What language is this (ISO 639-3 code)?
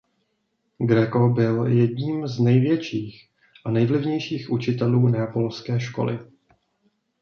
ces